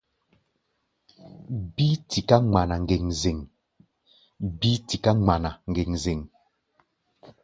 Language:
Gbaya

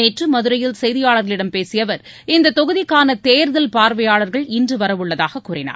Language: Tamil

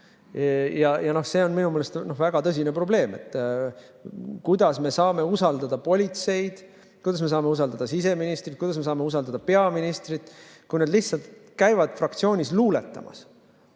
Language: Estonian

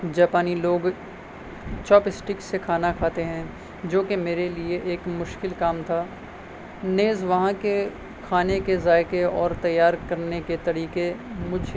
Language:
Urdu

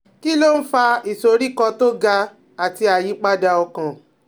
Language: Yoruba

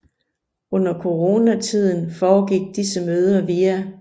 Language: Danish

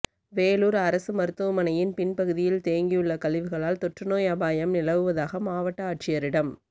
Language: Tamil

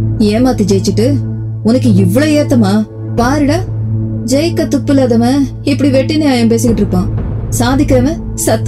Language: Tamil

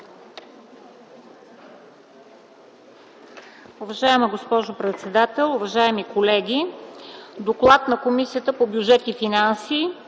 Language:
Bulgarian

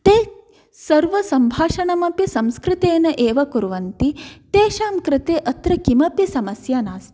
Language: Sanskrit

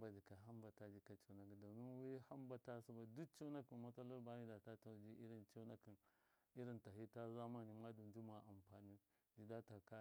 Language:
Miya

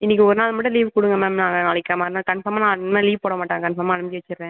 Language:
Tamil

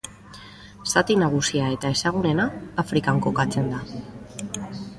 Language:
Basque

